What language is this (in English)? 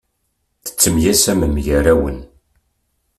Kabyle